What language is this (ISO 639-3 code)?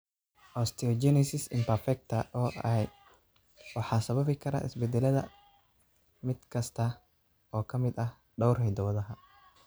som